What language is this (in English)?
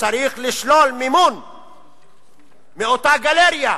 Hebrew